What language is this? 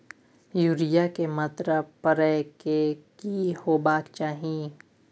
Maithili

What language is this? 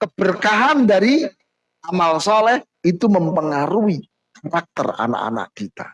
Indonesian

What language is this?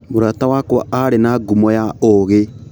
Kikuyu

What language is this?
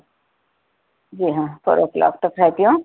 Urdu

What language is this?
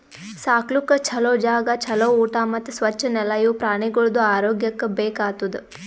Kannada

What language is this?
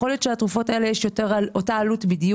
Hebrew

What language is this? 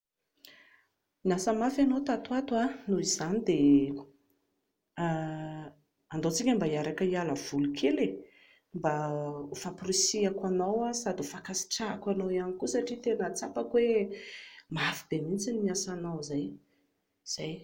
Malagasy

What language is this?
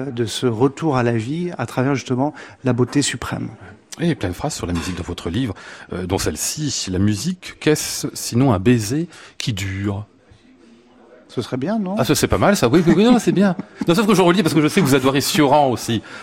French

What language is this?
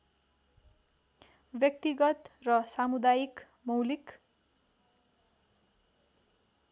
Nepali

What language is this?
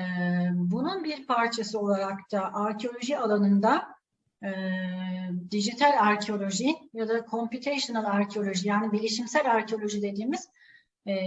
Turkish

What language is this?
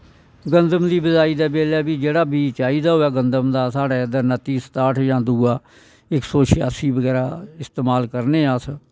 Dogri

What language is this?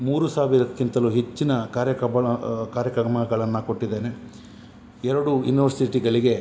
Kannada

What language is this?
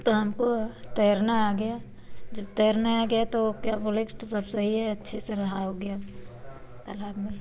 Hindi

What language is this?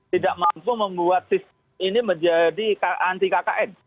Indonesian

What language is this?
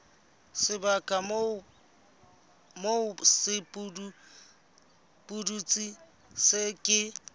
Southern Sotho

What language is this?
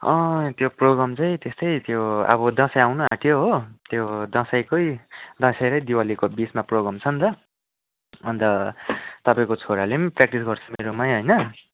Nepali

